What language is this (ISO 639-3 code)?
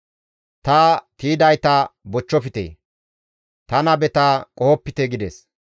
gmv